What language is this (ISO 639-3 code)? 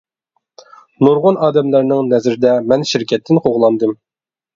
uig